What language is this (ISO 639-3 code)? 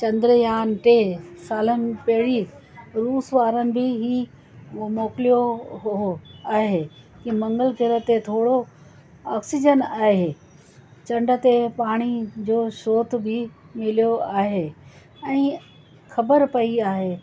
snd